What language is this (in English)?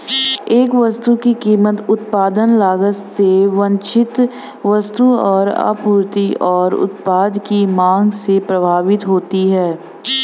Hindi